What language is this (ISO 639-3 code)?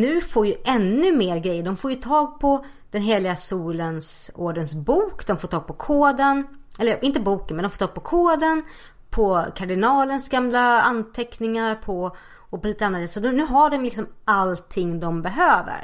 swe